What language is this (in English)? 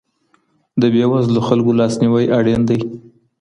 Pashto